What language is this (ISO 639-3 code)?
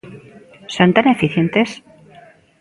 glg